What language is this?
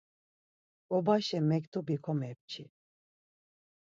Laz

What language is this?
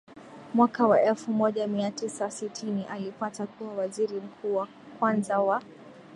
Swahili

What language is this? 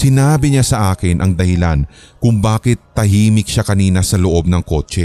Filipino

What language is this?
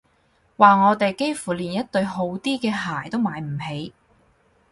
Cantonese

